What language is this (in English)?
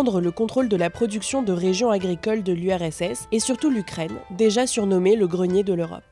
French